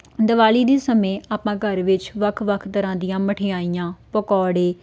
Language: Punjabi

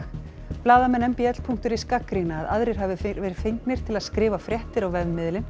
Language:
Icelandic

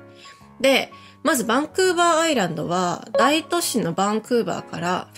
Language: Japanese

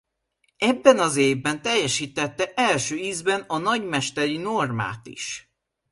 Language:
Hungarian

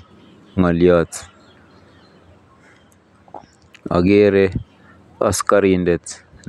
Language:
Kalenjin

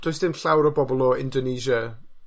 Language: Welsh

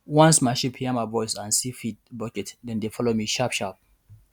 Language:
Nigerian Pidgin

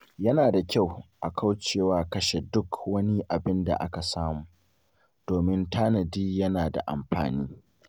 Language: Hausa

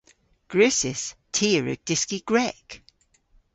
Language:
Cornish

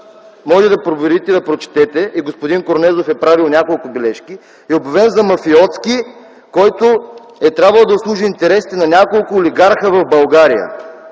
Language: Bulgarian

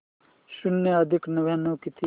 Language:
Marathi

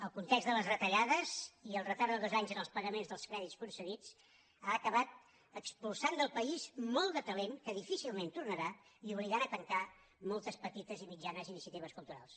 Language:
Catalan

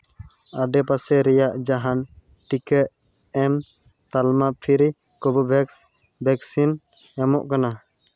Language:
Santali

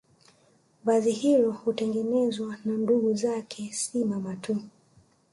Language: Swahili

